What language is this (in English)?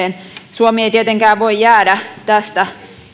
Finnish